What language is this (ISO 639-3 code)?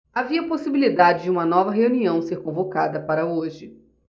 por